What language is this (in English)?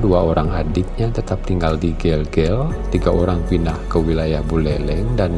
Indonesian